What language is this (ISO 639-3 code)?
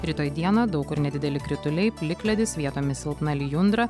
lit